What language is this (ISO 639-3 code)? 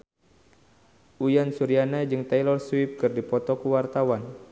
sun